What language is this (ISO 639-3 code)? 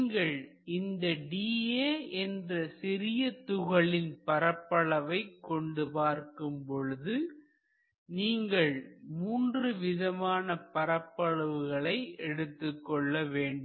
tam